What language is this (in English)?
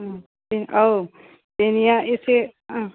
Bodo